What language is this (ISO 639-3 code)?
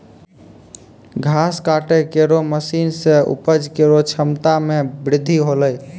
mai